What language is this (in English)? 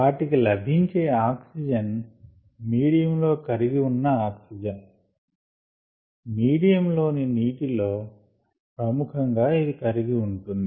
Telugu